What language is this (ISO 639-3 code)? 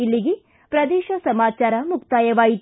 kan